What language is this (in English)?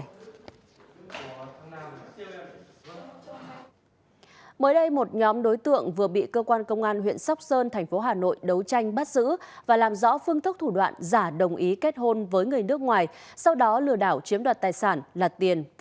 Vietnamese